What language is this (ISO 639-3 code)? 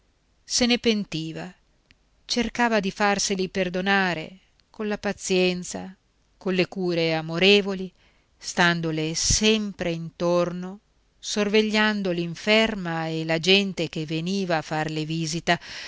ita